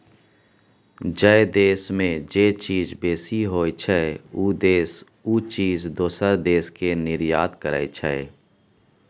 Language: Maithili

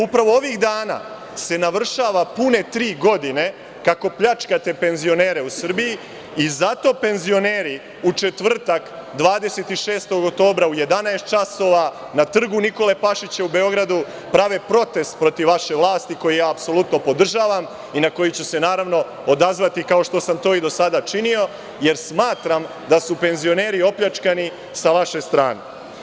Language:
Serbian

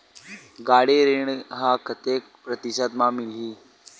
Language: Chhattisgarhi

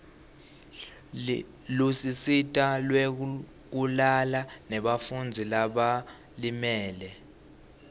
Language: Swati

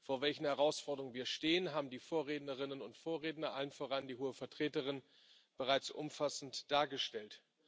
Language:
German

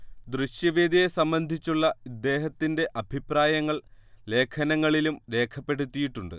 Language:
Malayalam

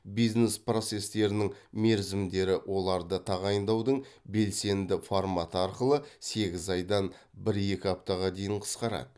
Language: Kazakh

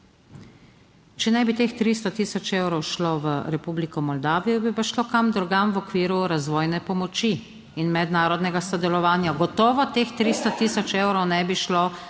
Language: Slovenian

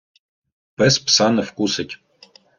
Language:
Ukrainian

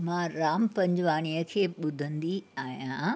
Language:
Sindhi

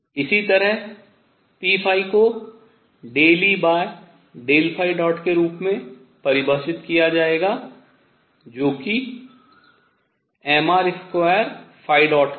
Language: Hindi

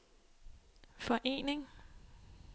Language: Danish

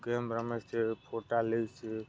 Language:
Gujarati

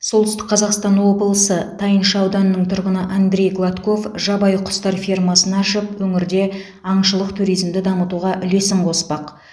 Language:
Kazakh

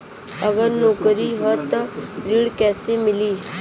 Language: Bhojpuri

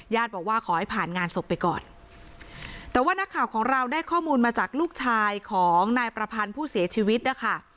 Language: Thai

